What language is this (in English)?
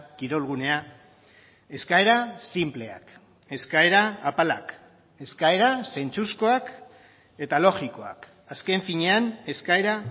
Basque